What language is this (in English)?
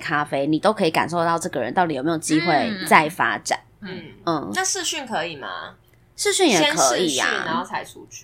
Chinese